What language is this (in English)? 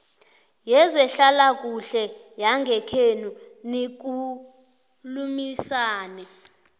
South Ndebele